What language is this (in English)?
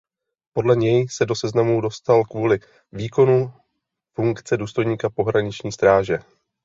Czech